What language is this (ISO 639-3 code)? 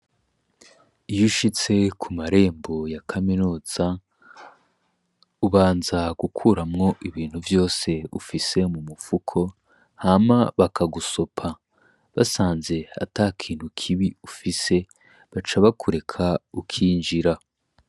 run